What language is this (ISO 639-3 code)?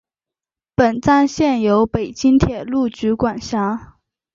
zho